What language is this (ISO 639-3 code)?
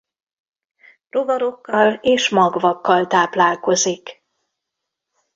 hun